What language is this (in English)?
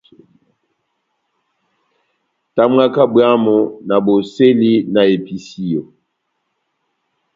Batanga